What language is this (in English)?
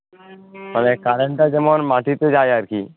Bangla